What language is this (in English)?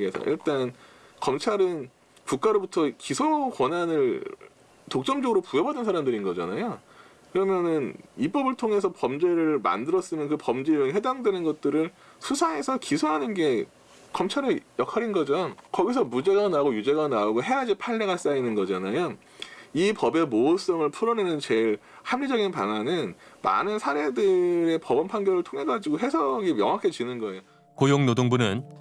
Korean